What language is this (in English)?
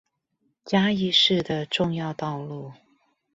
Chinese